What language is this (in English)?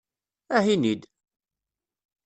Kabyle